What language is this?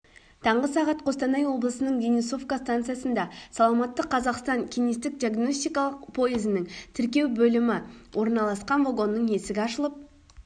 Kazakh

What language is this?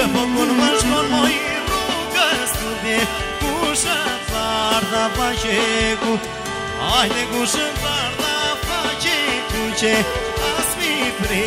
Romanian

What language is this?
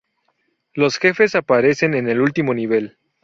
Spanish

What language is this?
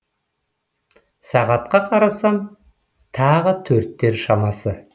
Kazakh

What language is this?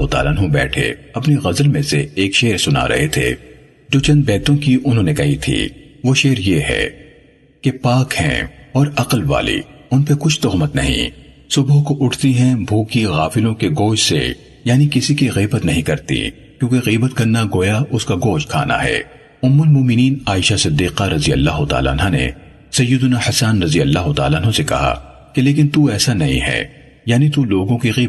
Urdu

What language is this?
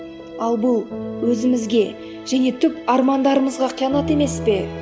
Kazakh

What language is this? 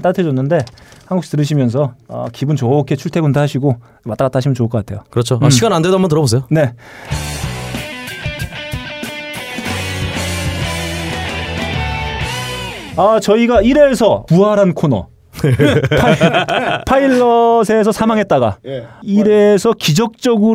Korean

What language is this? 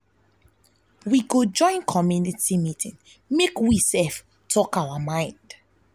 Nigerian Pidgin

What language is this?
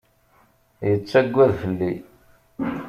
Kabyle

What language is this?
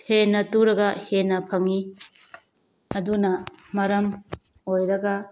Manipuri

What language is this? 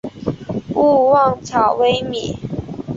Chinese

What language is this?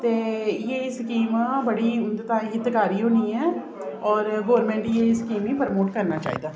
Dogri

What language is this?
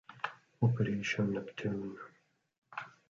Italian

